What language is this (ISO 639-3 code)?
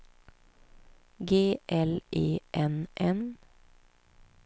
swe